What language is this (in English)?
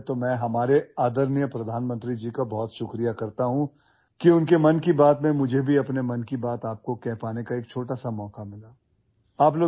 Urdu